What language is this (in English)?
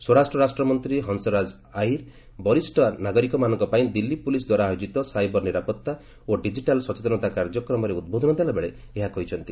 Odia